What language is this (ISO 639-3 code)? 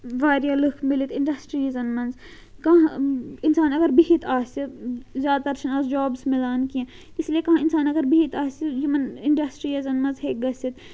kas